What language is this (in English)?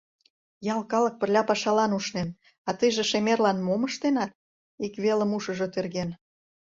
Mari